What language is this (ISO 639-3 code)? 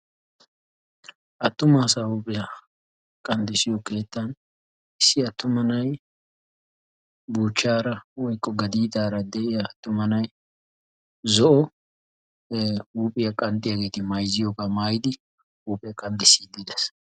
wal